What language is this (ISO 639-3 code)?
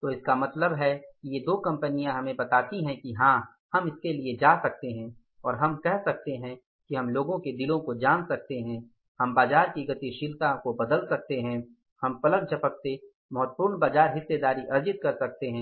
hin